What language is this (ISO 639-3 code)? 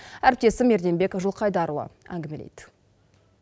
kaz